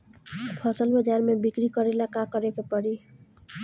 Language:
Bhojpuri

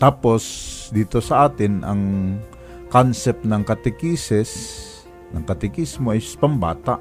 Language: Filipino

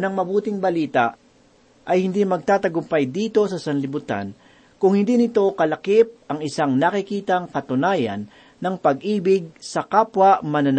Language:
Filipino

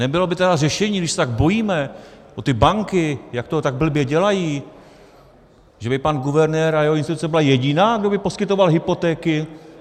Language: Czech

